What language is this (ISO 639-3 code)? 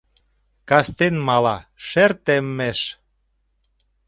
chm